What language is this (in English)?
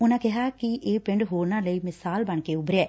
Punjabi